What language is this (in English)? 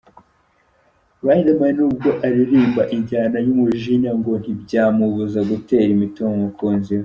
Kinyarwanda